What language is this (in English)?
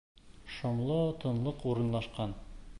Bashkir